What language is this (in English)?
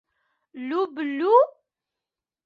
Mari